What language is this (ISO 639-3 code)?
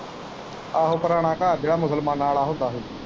pan